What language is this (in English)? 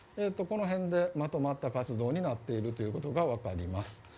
Japanese